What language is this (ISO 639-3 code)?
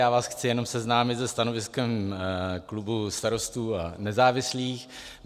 ces